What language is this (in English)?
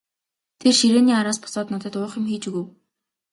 Mongolian